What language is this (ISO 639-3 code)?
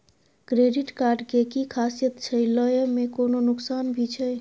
mai